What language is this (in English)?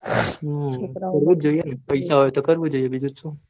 Gujarati